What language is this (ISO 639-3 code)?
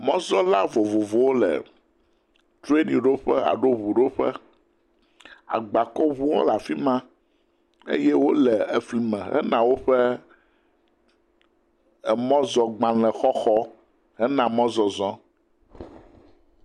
ewe